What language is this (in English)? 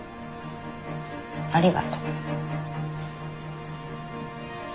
Japanese